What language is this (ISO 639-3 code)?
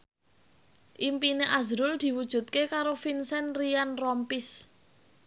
jav